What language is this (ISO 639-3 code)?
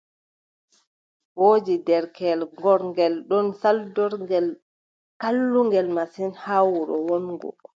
fub